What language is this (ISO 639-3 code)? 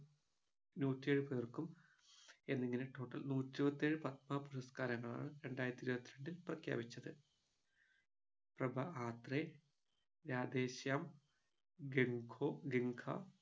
mal